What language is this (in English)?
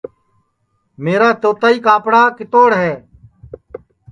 Sansi